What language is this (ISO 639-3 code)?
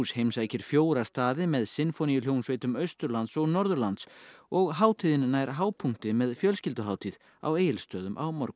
isl